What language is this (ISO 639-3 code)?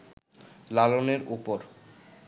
ben